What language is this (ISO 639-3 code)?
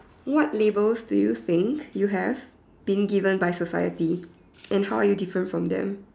eng